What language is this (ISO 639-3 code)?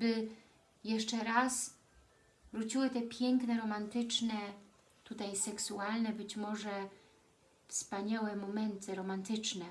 pol